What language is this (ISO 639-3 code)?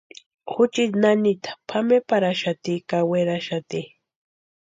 pua